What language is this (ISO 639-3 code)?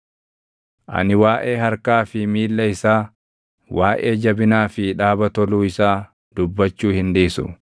orm